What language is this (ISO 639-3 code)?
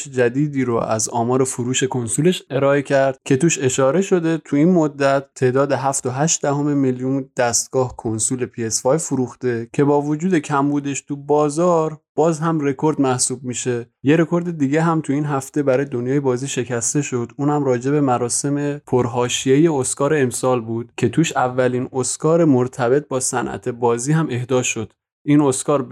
fas